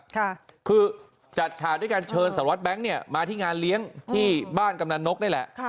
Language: Thai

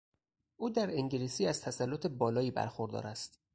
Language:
Persian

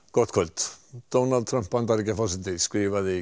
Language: Icelandic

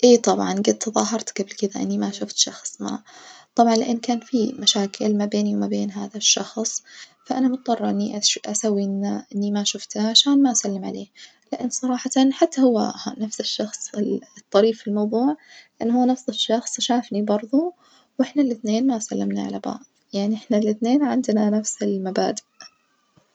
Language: Najdi Arabic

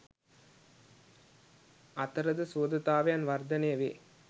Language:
Sinhala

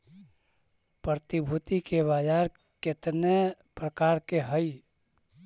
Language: Magahi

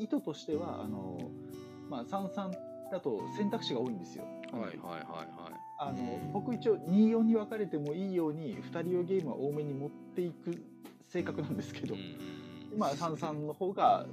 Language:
Japanese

